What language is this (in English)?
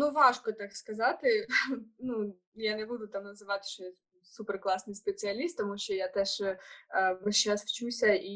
Ukrainian